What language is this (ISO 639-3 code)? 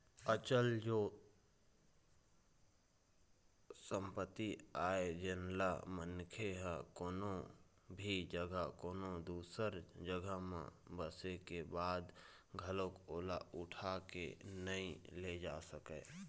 hne